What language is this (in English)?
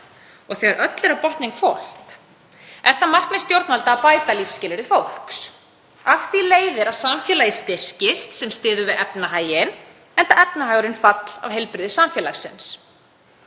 Icelandic